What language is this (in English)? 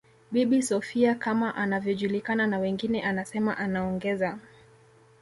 Swahili